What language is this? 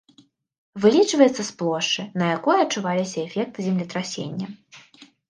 Belarusian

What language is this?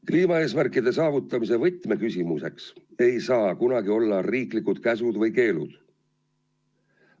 Estonian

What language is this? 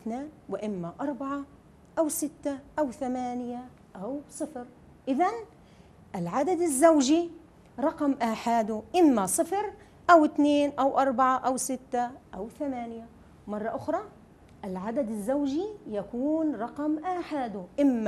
Arabic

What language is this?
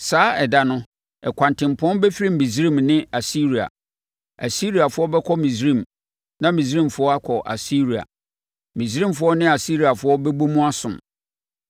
Akan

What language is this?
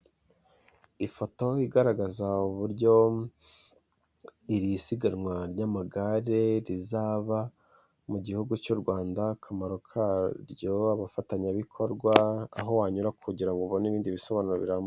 Kinyarwanda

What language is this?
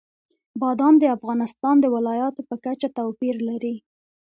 Pashto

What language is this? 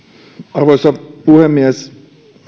Finnish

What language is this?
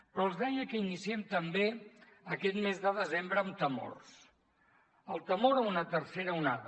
Catalan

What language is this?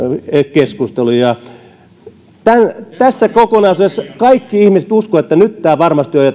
Finnish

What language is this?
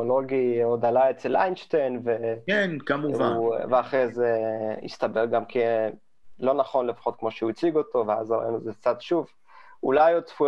Hebrew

